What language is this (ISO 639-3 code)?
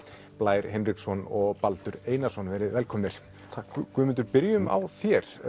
isl